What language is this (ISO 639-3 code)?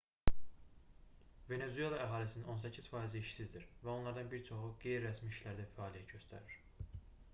aze